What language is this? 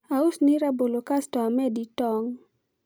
Luo (Kenya and Tanzania)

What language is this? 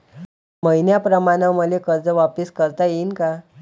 Marathi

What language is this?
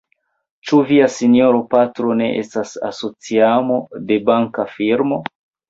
Esperanto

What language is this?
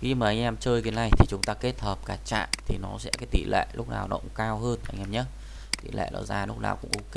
Vietnamese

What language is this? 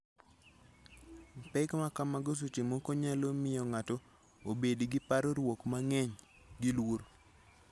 Luo (Kenya and Tanzania)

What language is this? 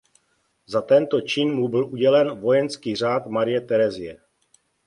Czech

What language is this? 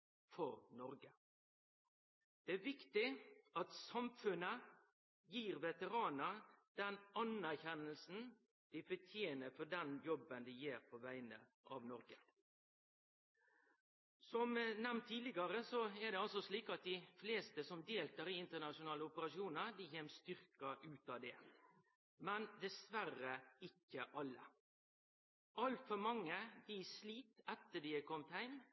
Norwegian Nynorsk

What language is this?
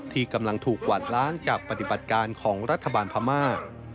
Thai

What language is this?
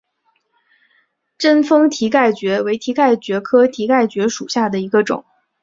Chinese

